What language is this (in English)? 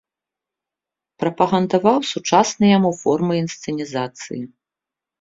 Belarusian